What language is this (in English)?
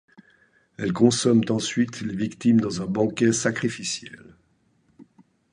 French